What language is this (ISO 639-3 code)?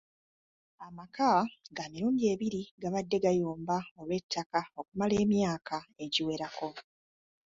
lug